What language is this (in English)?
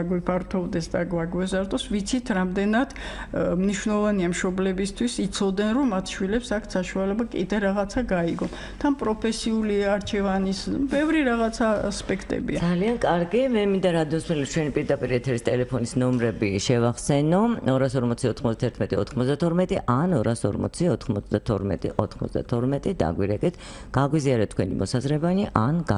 Romanian